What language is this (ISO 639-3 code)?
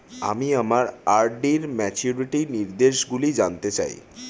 ben